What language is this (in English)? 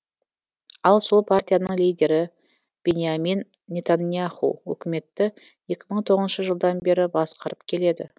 Kazakh